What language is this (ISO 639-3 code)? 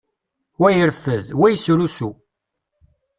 kab